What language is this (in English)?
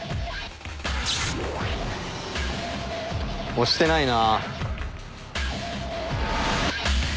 Japanese